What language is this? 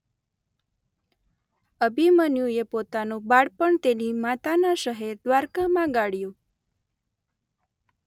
Gujarati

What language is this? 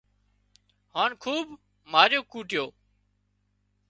Wadiyara Koli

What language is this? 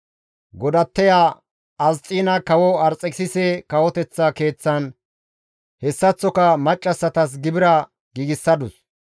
Gamo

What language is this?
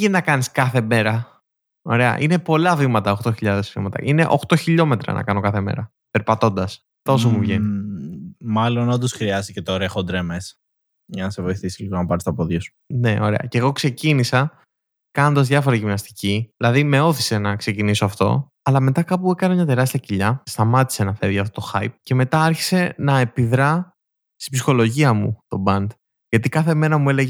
Greek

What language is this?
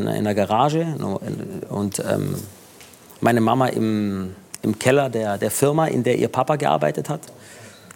German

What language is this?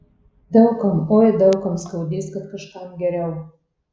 Lithuanian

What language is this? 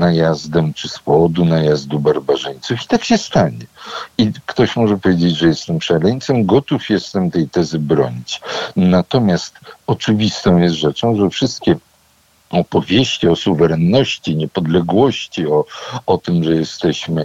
Polish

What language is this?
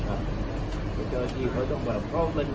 Thai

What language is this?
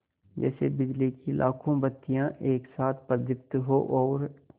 Hindi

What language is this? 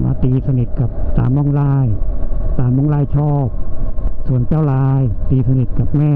Thai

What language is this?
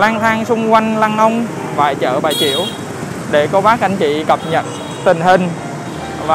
Vietnamese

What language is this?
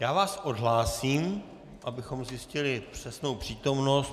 Czech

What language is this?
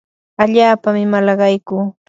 Yanahuanca Pasco Quechua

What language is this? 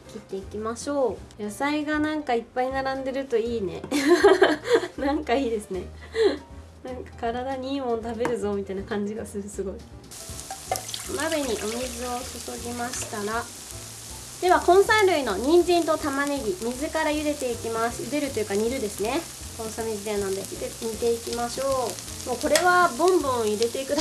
Japanese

